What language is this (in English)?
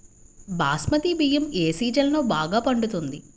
Telugu